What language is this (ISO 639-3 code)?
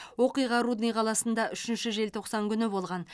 kaz